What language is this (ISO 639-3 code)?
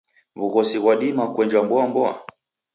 dav